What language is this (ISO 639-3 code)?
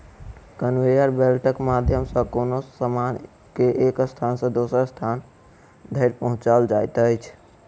mai